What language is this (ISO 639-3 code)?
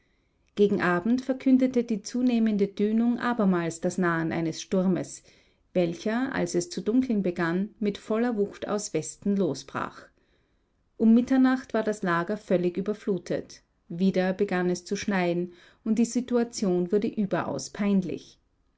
deu